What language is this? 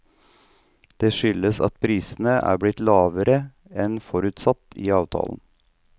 Norwegian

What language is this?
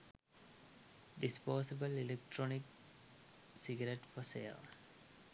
Sinhala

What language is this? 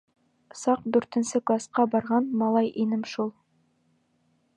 Bashkir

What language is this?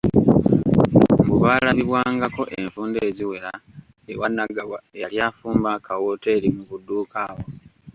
Ganda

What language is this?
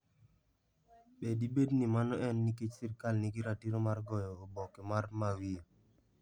Luo (Kenya and Tanzania)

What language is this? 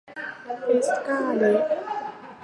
Thai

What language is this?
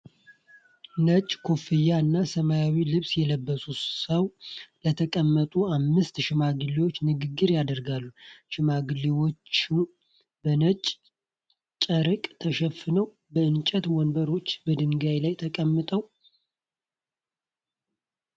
Amharic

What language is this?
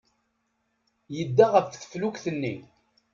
Kabyle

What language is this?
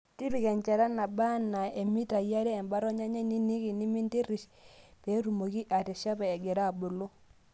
Masai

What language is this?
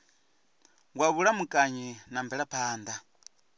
Venda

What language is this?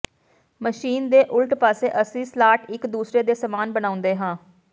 Punjabi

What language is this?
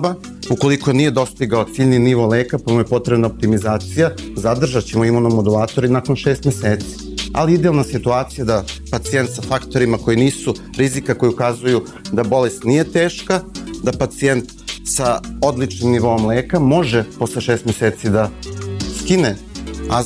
Croatian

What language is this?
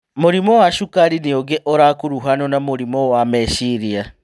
Kikuyu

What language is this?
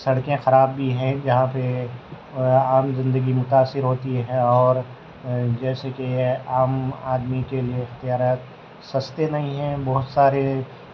Urdu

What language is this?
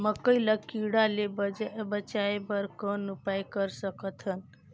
Chhattisgarhi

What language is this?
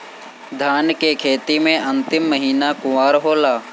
Bhojpuri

